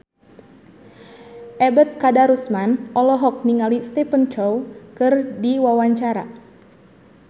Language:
Sundanese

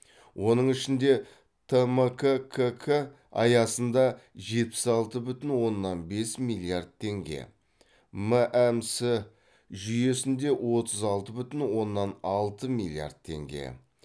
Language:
Kazakh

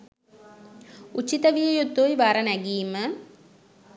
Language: Sinhala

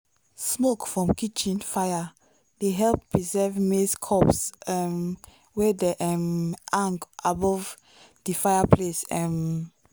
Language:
Nigerian Pidgin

